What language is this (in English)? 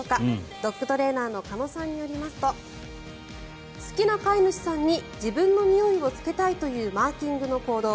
Japanese